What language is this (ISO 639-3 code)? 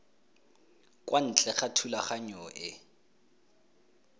tsn